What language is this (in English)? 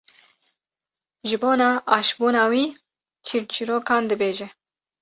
Kurdish